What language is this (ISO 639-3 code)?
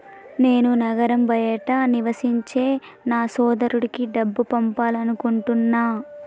tel